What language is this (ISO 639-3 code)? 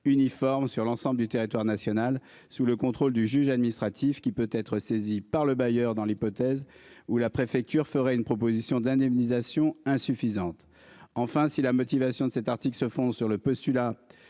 fra